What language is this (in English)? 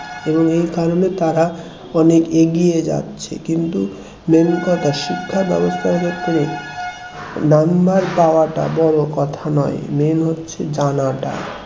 Bangla